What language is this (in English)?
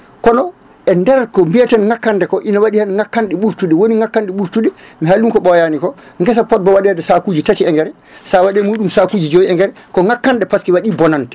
Fula